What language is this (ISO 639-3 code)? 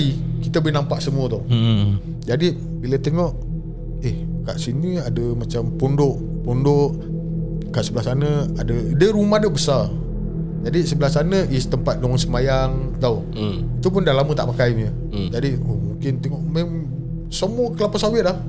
msa